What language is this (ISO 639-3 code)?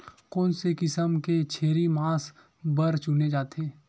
hne